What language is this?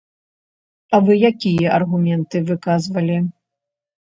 Belarusian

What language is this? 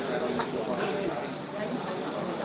Indonesian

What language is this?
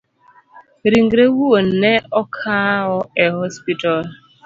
Luo (Kenya and Tanzania)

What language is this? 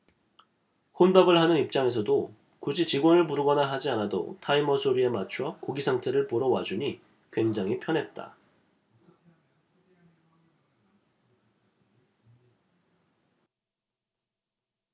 Korean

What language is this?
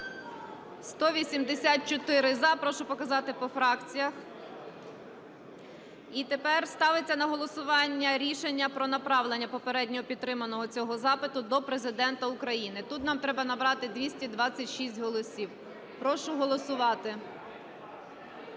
Ukrainian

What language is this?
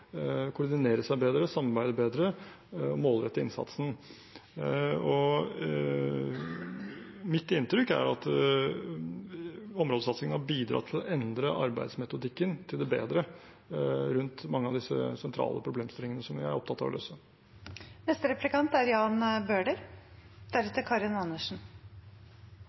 Norwegian Bokmål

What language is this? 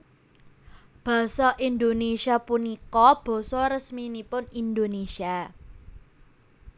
Javanese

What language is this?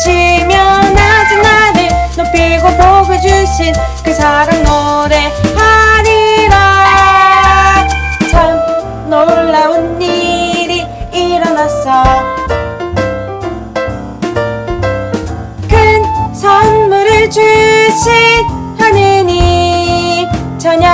Indonesian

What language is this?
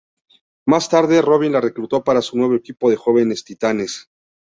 Spanish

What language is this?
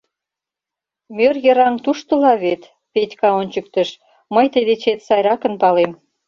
Mari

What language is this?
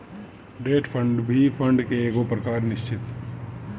Bhojpuri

